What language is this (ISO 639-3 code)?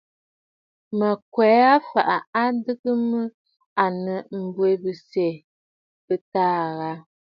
bfd